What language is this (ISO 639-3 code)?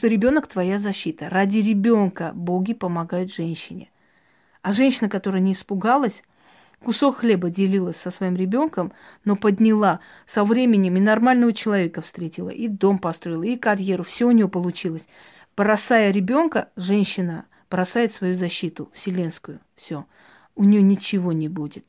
rus